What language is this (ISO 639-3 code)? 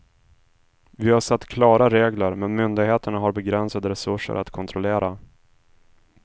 swe